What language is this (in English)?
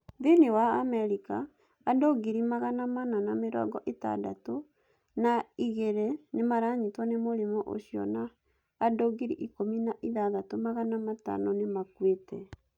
Kikuyu